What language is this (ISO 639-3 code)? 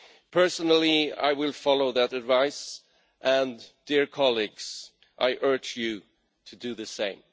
eng